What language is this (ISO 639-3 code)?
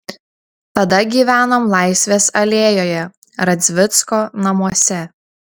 lit